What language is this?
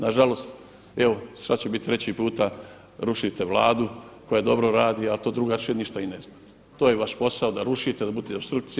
Croatian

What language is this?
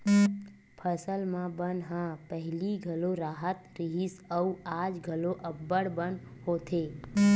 Chhattisgarhi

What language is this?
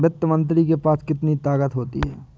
Hindi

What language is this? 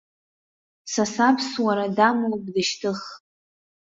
Abkhazian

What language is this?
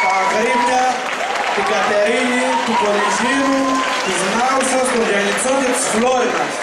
Greek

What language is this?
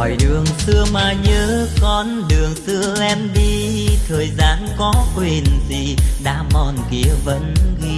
Vietnamese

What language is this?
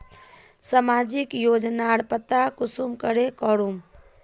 Magahi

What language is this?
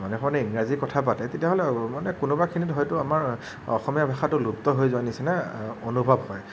Assamese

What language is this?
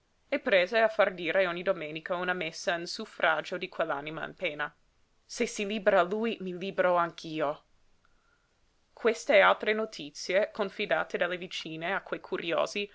Italian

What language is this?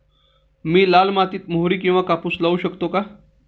Marathi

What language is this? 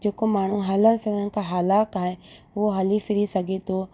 Sindhi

